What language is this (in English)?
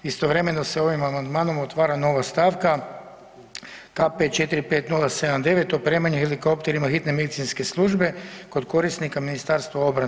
Croatian